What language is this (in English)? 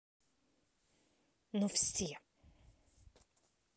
Russian